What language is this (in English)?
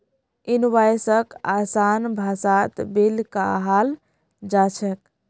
Magahi